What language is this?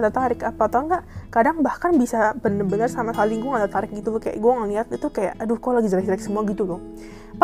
Indonesian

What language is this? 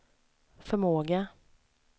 Swedish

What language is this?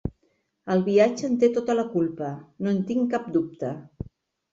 Catalan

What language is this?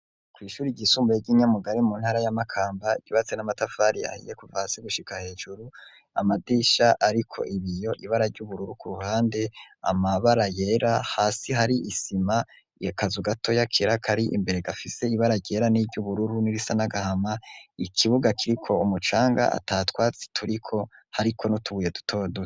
Rundi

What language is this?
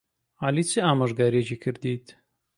Central Kurdish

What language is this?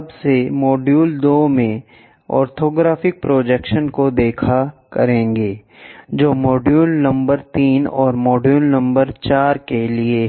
Hindi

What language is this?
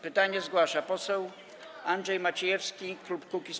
Polish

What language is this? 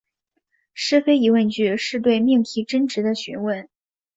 Chinese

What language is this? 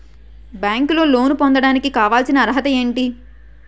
Telugu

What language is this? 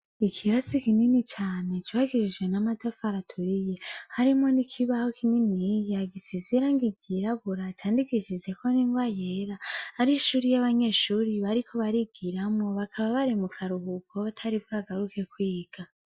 Rundi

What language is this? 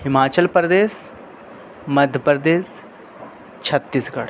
Urdu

